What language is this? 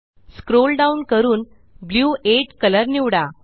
Marathi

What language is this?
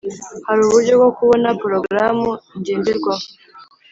Kinyarwanda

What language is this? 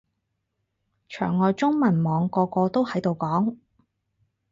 Cantonese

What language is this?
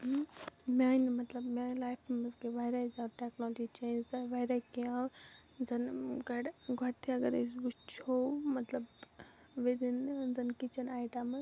Kashmiri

